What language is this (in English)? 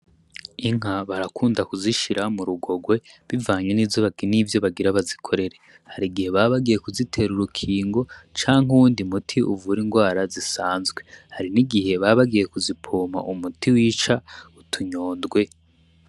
Rundi